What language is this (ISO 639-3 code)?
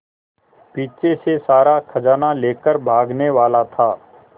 hin